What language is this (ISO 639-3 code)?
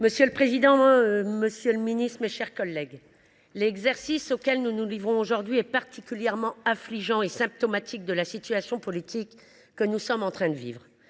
fra